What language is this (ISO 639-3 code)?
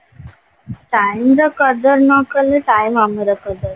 ori